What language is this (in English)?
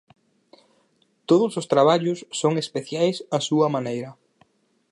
Galician